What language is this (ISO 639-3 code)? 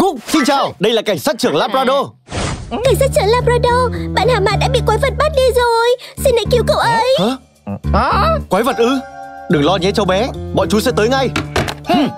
vie